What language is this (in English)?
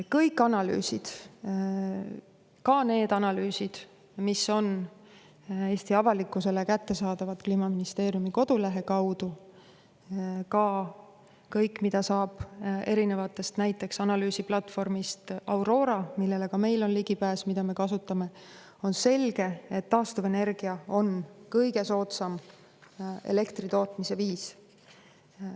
Estonian